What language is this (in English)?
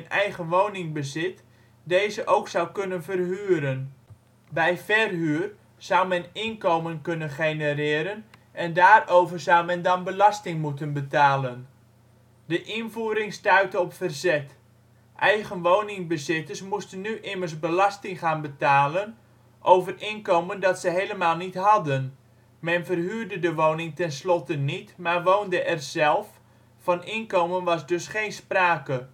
Dutch